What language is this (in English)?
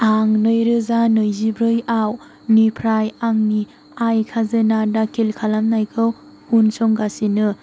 Bodo